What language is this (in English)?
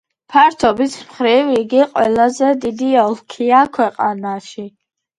Georgian